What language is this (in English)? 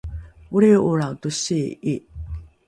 Rukai